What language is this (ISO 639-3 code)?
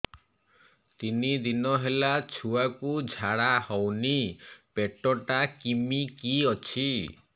ori